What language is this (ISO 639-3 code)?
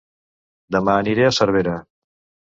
cat